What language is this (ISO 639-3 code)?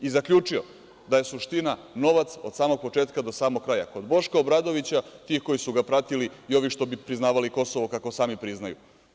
srp